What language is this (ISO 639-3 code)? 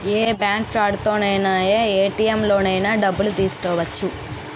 tel